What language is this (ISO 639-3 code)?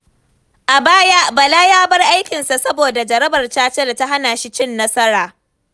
hau